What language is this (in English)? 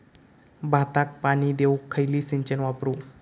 Marathi